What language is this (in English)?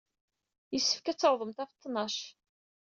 Kabyle